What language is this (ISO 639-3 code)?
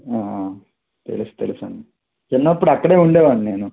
tel